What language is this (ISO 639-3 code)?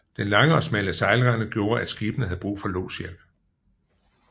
dan